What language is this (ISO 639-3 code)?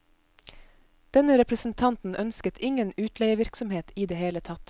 nor